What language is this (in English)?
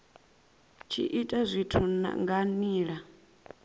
Venda